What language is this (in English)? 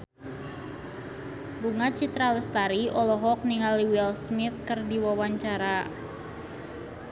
Sundanese